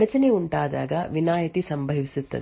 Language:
Kannada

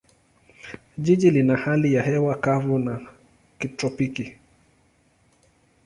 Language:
Swahili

